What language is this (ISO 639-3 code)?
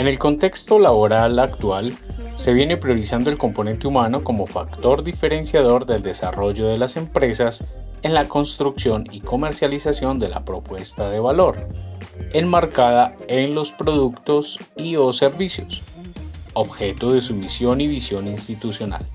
spa